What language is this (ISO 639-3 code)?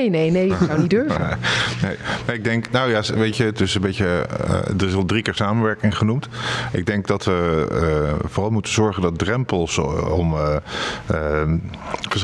nld